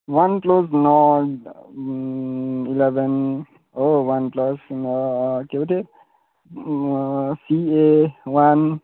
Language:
Nepali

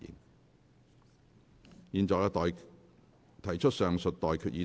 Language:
Cantonese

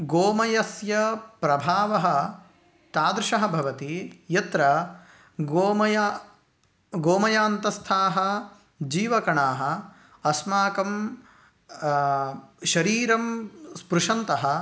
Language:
Sanskrit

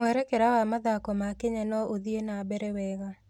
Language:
Kikuyu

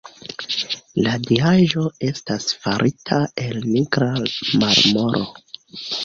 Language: Esperanto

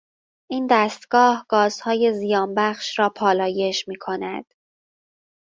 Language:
Persian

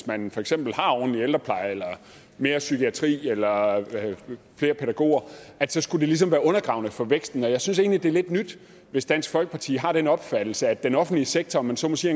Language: Danish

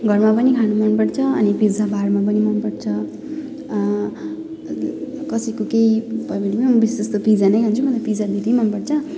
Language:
Nepali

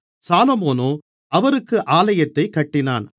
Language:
Tamil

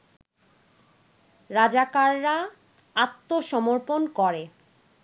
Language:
Bangla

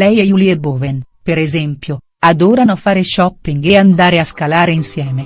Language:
Italian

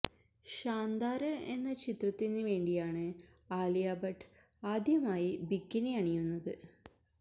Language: Malayalam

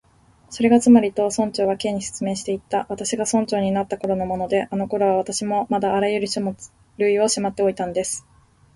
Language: Japanese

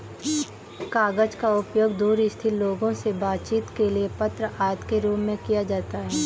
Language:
Hindi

